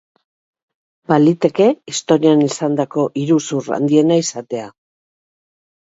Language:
Basque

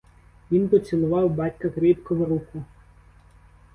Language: Ukrainian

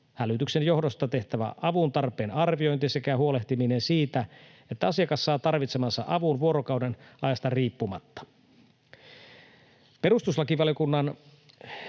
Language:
Finnish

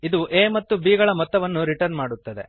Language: Kannada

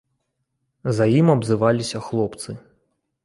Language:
Belarusian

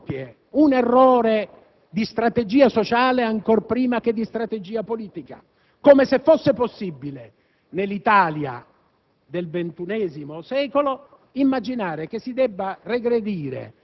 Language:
Italian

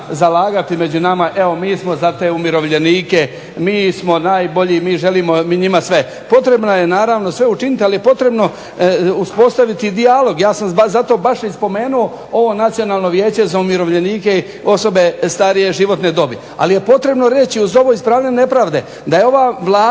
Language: Croatian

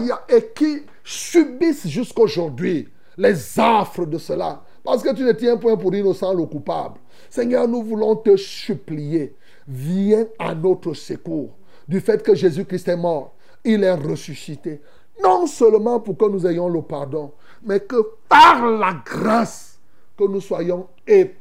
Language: French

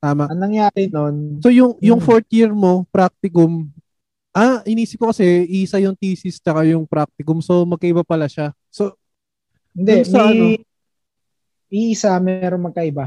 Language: Filipino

